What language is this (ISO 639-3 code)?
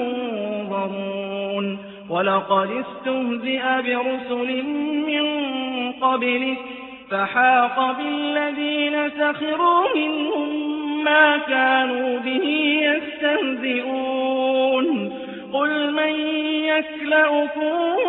ara